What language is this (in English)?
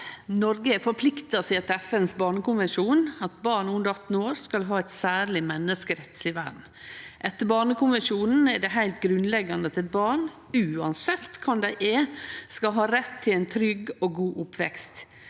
Norwegian